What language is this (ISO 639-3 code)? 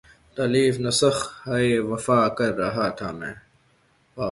urd